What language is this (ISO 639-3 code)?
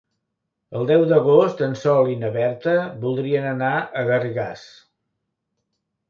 cat